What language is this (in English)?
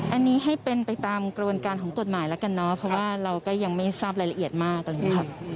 Thai